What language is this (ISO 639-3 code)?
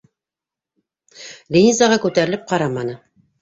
bak